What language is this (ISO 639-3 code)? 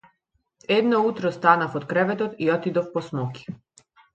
mkd